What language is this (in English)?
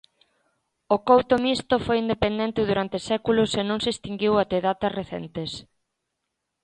Galician